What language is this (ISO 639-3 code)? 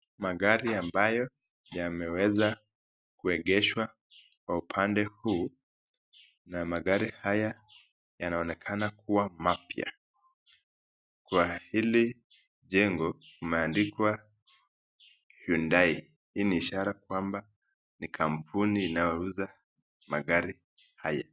swa